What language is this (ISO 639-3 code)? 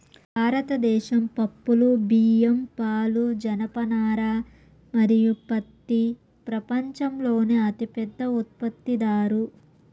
tel